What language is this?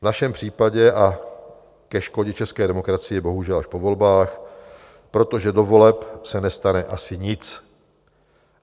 Czech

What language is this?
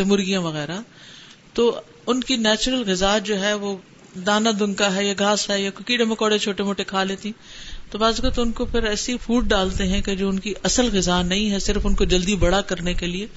Urdu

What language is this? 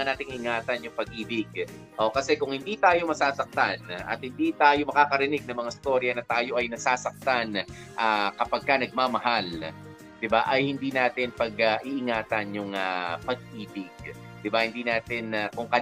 Filipino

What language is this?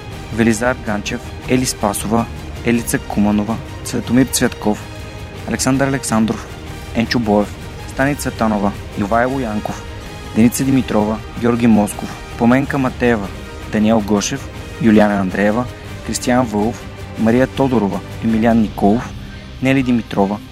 Bulgarian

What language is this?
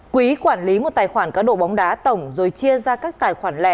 Vietnamese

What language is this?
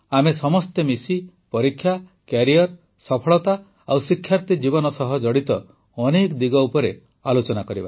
Odia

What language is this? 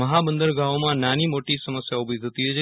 Gujarati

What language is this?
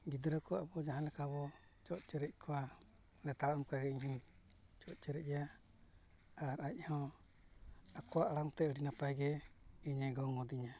Santali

